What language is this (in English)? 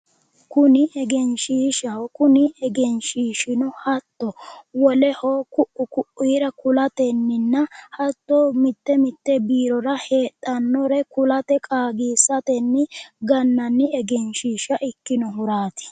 Sidamo